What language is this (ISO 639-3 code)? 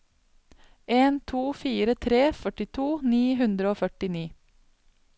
nor